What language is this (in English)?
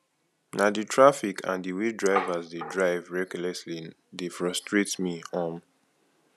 Nigerian Pidgin